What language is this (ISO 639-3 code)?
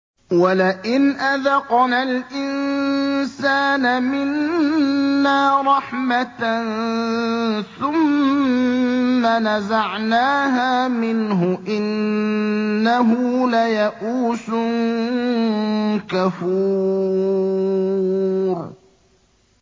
ara